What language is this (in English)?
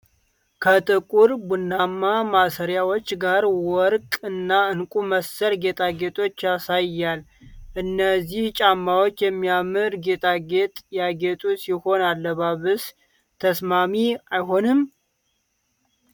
Amharic